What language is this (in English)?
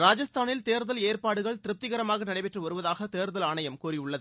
Tamil